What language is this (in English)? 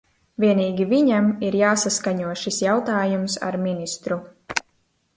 Latvian